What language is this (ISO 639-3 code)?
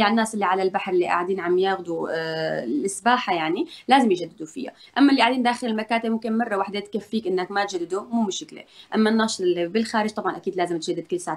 ara